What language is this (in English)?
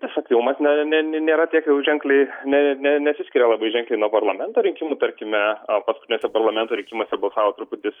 Lithuanian